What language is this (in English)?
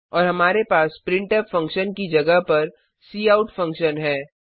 Hindi